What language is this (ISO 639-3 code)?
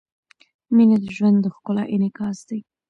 pus